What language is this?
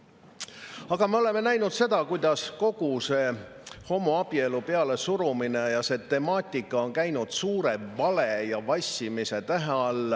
Estonian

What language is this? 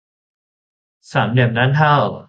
Thai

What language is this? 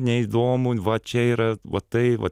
Lithuanian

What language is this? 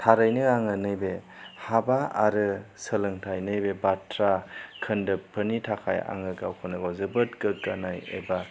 Bodo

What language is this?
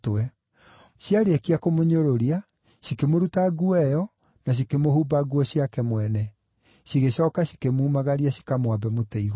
Kikuyu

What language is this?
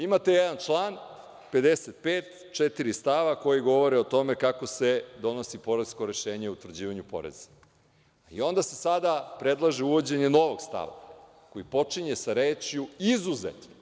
Serbian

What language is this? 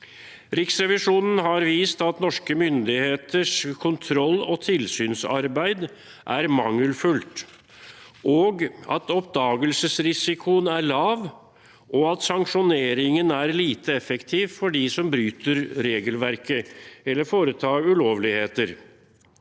Norwegian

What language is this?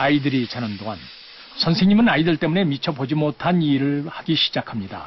Korean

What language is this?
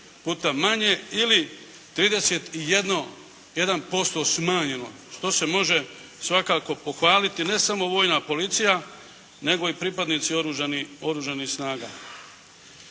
Croatian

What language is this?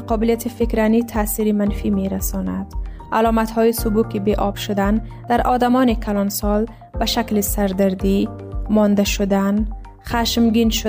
Persian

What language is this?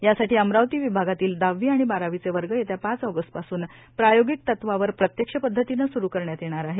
Marathi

